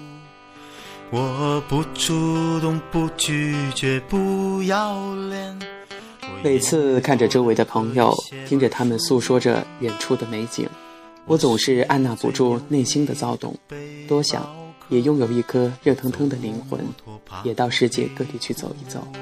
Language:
Chinese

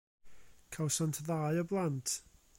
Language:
Welsh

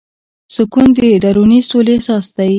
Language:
Pashto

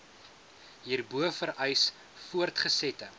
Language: Afrikaans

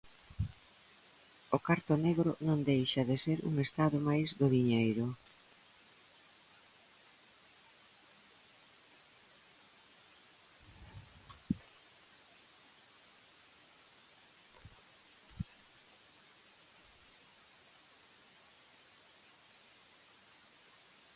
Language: Galician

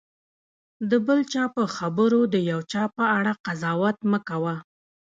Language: Pashto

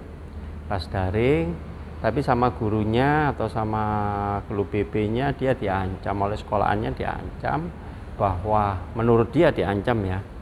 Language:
Indonesian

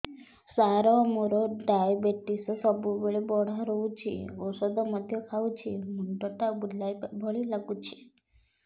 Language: Odia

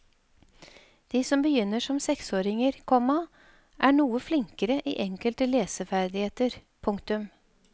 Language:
Norwegian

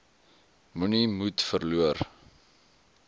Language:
Afrikaans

